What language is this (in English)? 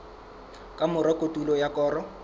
Southern Sotho